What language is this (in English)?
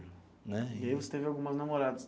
Portuguese